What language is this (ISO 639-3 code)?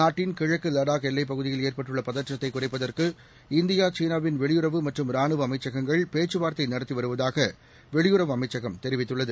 tam